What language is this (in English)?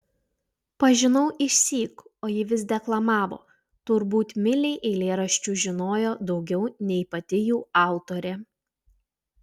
Lithuanian